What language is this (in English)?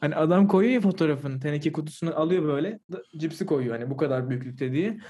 Turkish